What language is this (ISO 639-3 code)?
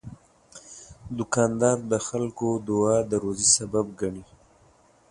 pus